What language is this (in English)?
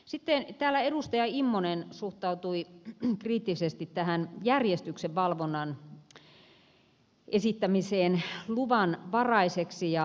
Finnish